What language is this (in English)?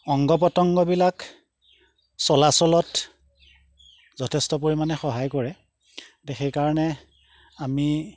Assamese